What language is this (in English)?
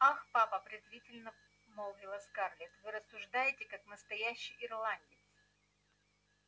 Russian